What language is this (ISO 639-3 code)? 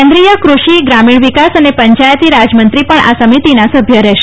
guj